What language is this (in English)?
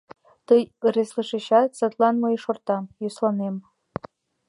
Mari